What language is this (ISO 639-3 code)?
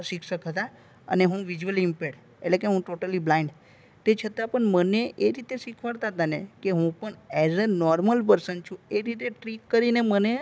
guj